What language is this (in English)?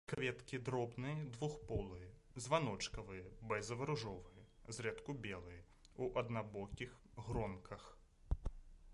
Belarusian